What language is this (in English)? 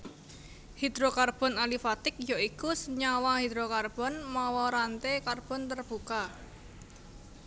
Javanese